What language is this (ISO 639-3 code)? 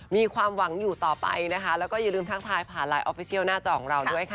tha